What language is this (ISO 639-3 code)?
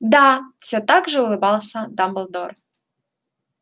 rus